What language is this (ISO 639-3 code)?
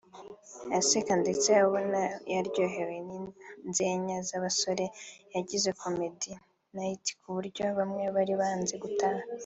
kin